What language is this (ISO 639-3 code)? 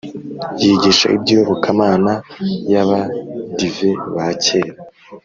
kin